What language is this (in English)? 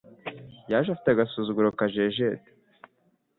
Kinyarwanda